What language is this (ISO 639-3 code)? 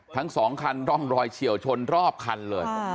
tha